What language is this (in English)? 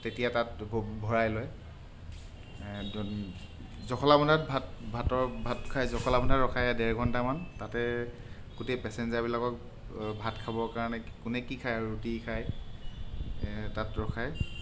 Assamese